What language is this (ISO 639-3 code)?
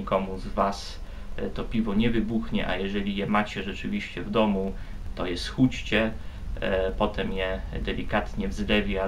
pol